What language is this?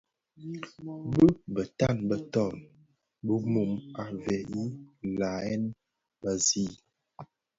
Bafia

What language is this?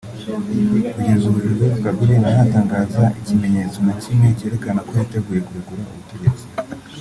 Kinyarwanda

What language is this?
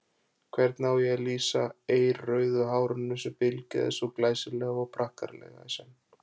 Icelandic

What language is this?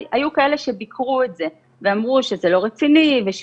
Hebrew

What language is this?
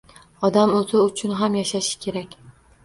Uzbek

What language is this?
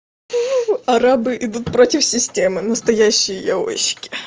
Russian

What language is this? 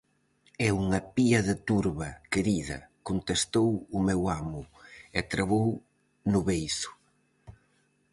Galician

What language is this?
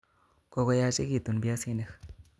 Kalenjin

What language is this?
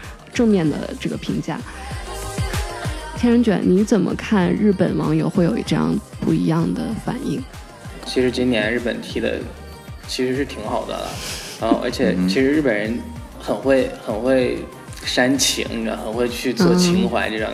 Chinese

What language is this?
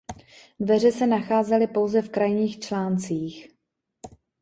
Czech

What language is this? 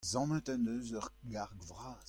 Breton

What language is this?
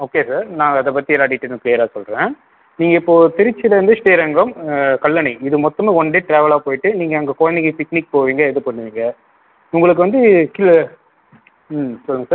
Tamil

